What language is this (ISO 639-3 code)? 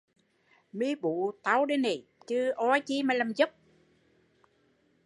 vie